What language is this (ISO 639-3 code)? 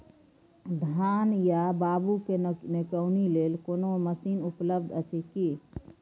mai